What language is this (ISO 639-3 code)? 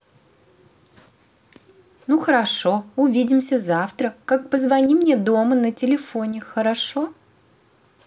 rus